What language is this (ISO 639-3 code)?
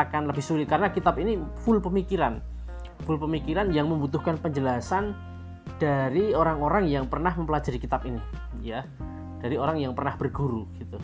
ind